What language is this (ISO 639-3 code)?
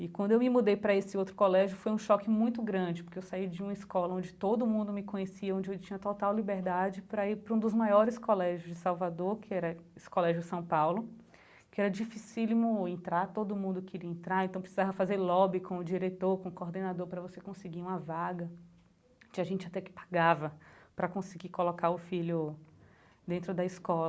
por